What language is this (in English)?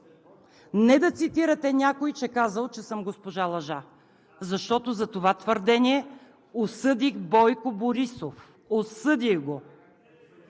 Bulgarian